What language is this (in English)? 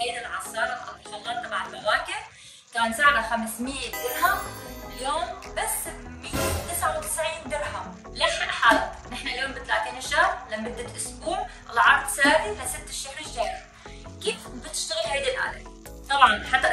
Arabic